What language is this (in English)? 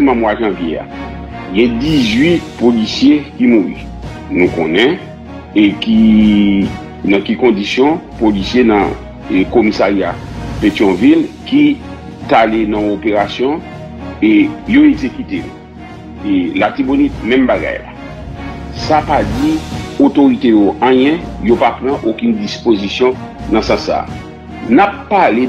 French